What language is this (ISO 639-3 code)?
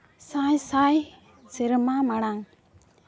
sat